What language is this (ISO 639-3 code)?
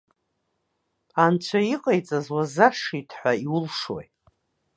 abk